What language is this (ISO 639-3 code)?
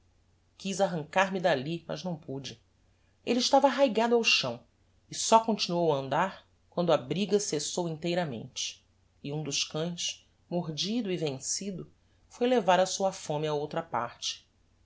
por